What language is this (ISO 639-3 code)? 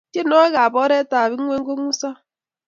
kln